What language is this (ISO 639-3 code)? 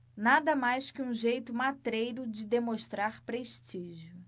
por